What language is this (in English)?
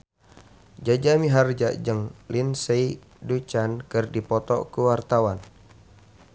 Sundanese